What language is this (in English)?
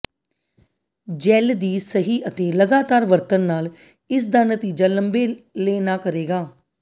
Punjabi